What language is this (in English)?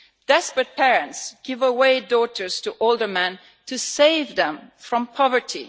English